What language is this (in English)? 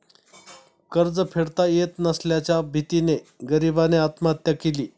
Marathi